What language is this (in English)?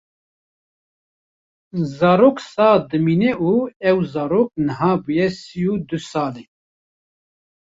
Kurdish